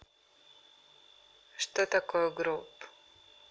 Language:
Russian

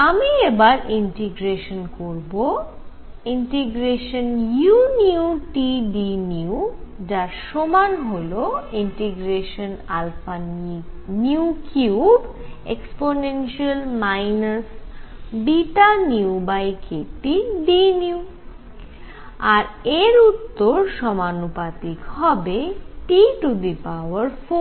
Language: Bangla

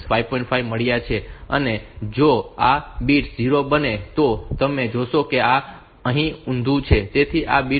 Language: Gujarati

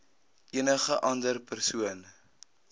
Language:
Afrikaans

